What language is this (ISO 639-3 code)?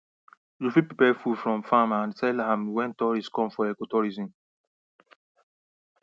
pcm